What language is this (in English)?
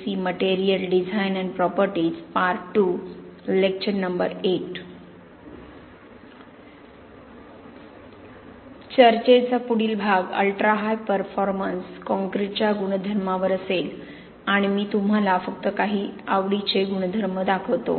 Marathi